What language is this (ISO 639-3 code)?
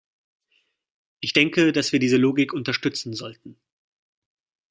deu